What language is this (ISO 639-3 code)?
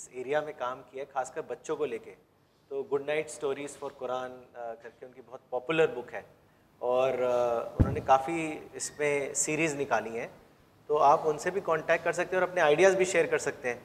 urd